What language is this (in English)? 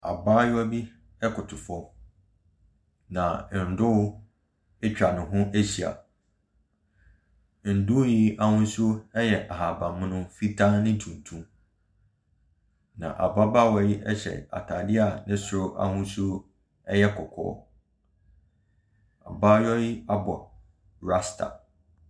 Akan